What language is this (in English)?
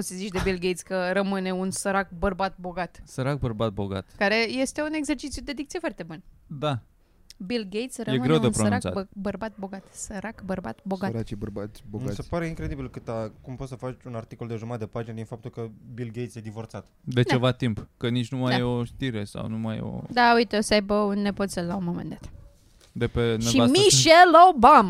Romanian